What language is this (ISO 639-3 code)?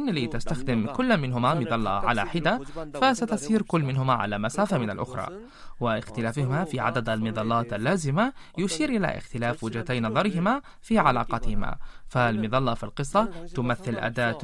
ara